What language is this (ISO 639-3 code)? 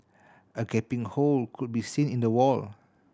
eng